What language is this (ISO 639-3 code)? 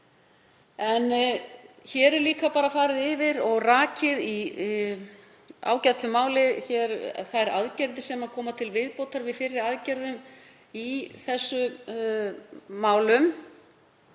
isl